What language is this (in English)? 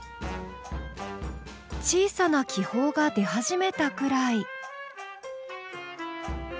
Japanese